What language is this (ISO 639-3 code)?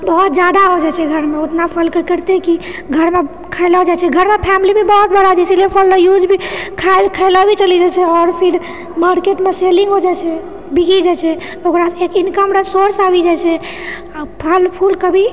mai